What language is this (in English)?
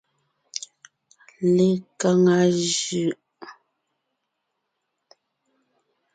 Ngiemboon